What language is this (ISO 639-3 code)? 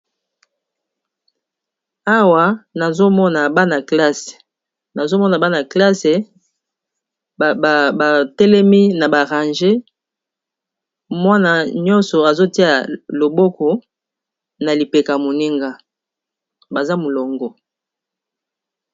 lin